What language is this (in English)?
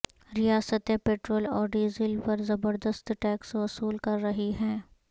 Urdu